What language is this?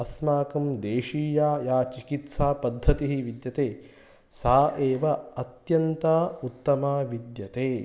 Sanskrit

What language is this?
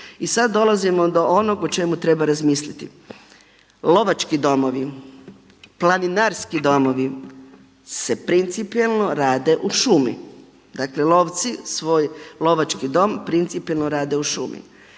Croatian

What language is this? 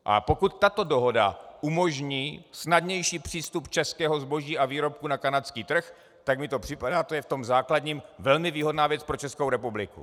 Czech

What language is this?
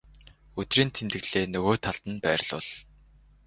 Mongolian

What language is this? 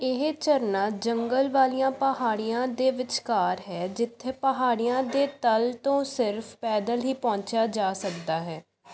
Punjabi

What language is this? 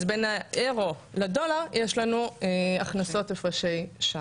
Hebrew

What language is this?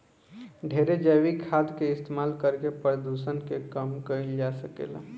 Bhojpuri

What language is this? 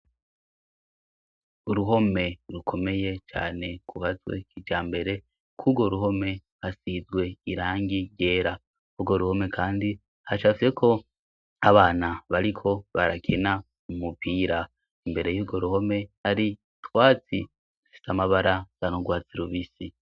Rundi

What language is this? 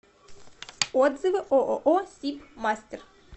Russian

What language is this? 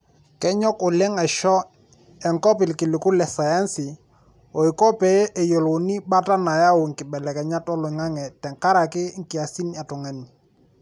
Masai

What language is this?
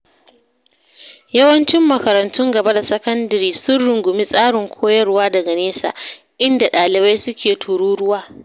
Hausa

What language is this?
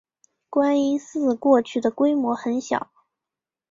Chinese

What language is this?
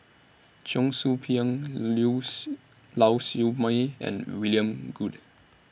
English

